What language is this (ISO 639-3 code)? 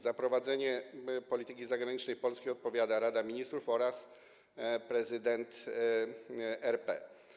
pol